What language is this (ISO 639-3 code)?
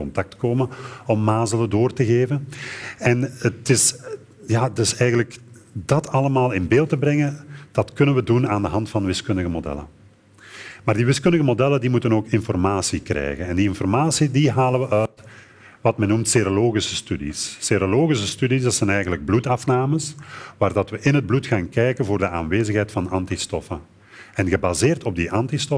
nld